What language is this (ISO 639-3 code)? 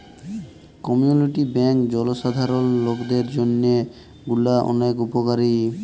ben